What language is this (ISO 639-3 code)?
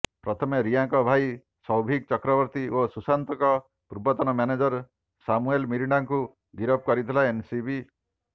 ori